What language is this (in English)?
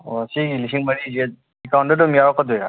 Manipuri